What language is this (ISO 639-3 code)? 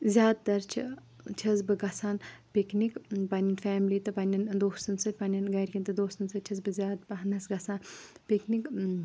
kas